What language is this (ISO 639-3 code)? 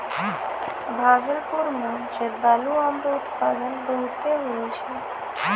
mai